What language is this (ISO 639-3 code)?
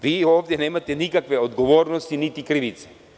srp